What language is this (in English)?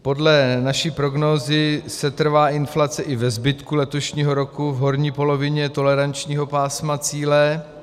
Czech